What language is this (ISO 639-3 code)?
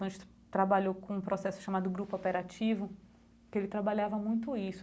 por